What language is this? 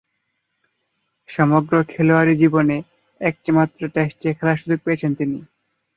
Bangla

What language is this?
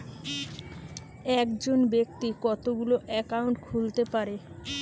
Bangla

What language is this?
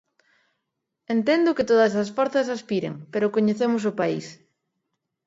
Galician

